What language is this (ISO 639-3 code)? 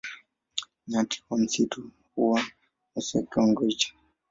swa